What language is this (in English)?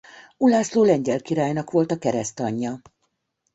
Hungarian